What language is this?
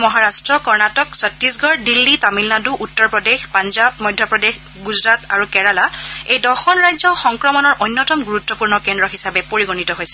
Assamese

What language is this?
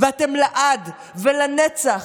Hebrew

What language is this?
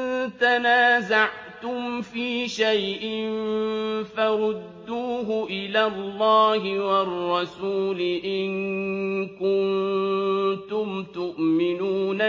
Arabic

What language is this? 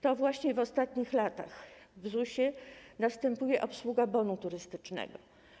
Polish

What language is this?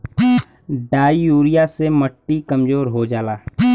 Bhojpuri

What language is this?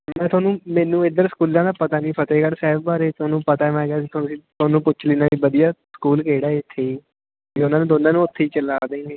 Punjabi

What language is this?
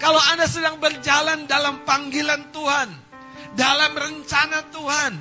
Indonesian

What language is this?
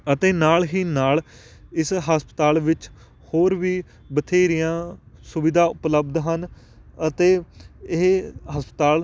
Punjabi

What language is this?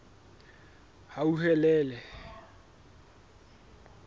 Southern Sotho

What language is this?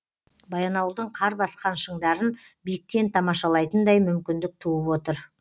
Kazakh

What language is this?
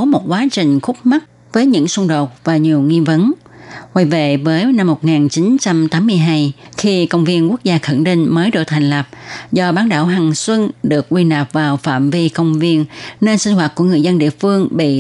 Vietnamese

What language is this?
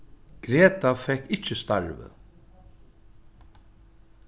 Faroese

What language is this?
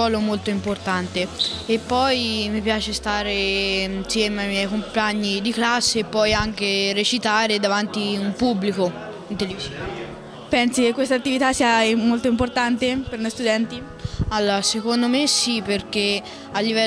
Italian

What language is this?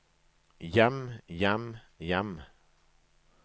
Norwegian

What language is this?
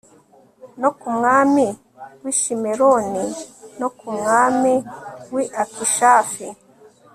Kinyarwanda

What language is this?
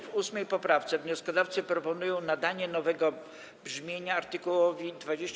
Polish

